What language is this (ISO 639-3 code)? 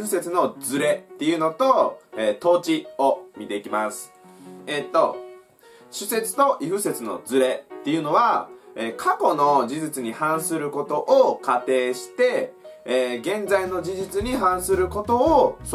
jpn